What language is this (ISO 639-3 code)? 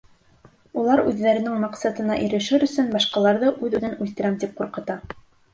bak